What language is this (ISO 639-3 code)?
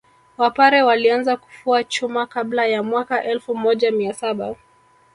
swa